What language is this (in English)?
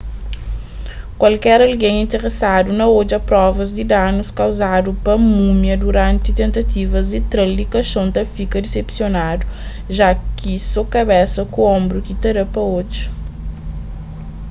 Kabuverdianu